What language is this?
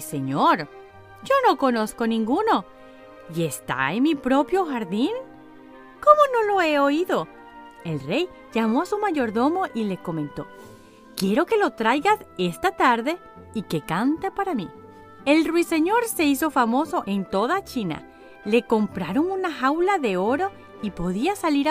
Spanish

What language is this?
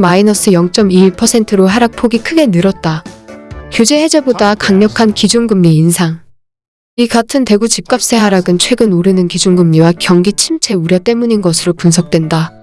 Korean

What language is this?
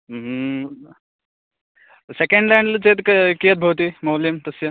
Sanskrit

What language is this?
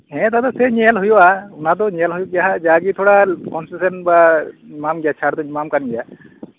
Santali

